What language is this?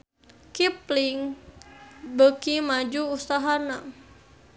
Sundanese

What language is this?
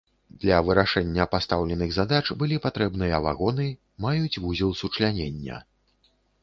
Belarusian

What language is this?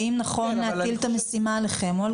Hebrew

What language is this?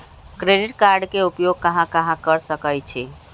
Magahi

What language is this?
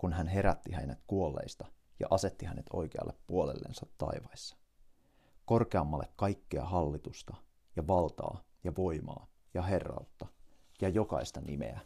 Finnish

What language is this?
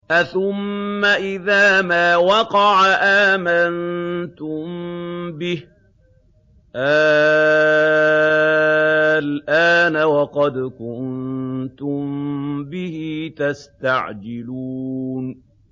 Arabic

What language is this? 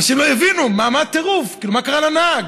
Hebrew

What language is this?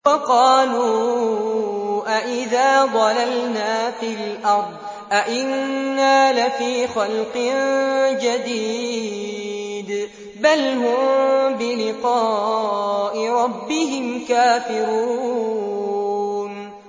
Arabic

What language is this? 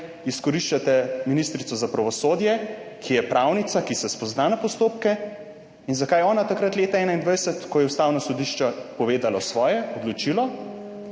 Slovenian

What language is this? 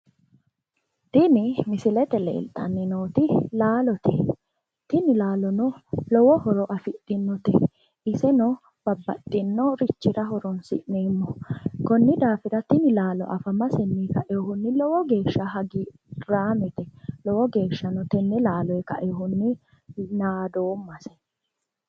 Sidamo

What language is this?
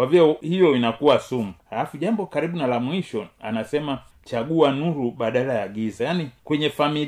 Swahili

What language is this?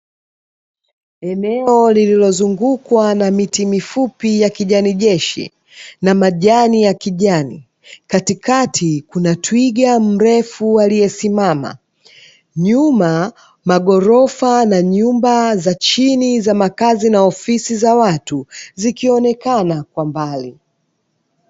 Swahili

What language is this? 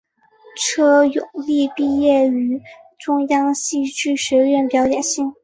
Chinese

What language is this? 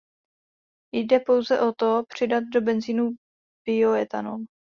Czech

